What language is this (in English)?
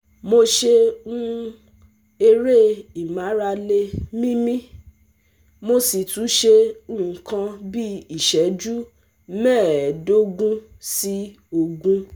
Yoruba